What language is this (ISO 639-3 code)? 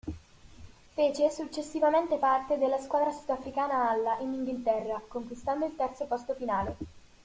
ita